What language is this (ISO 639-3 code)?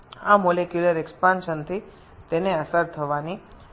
ben